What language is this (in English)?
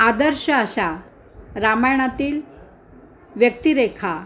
Marathi